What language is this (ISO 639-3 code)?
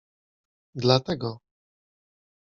pol